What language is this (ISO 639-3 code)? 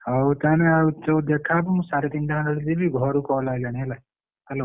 ori